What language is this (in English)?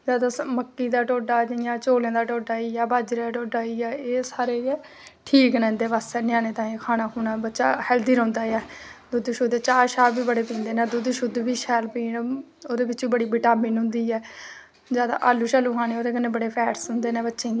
Dogri